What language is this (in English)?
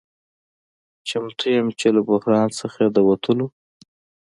Pashto